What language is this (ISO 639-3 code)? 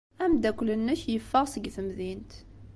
kab